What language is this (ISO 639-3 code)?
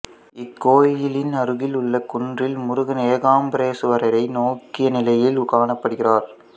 tam